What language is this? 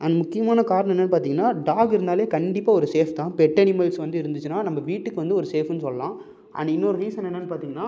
Tamil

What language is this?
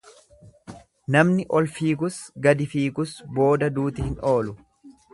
Oromo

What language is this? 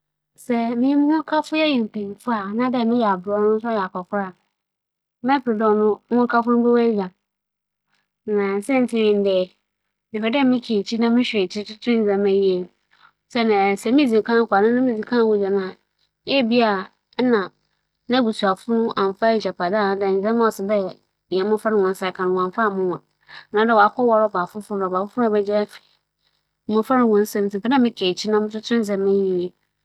Akan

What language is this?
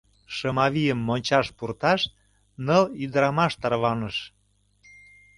Mari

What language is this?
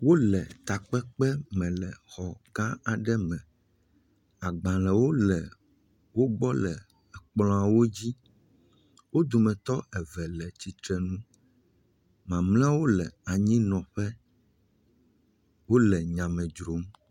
Ewe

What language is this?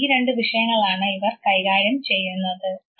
Malayalam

